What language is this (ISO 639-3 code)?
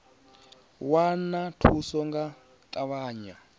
ven